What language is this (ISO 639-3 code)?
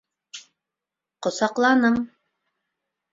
bak